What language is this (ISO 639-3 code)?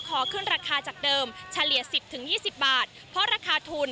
tha